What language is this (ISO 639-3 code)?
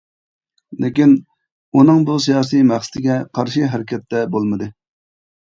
uig